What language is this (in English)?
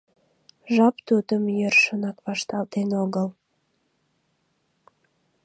Mari